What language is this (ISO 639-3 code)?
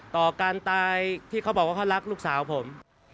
tha